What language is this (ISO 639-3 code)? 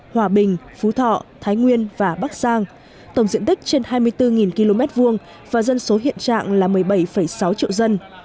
vie